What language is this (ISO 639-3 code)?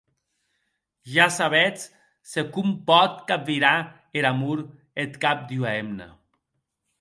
oci